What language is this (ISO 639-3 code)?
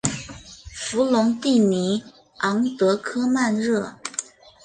zho